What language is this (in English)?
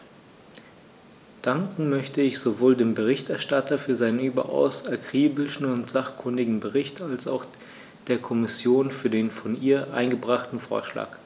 German